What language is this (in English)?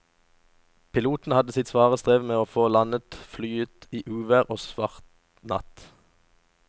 Norwegian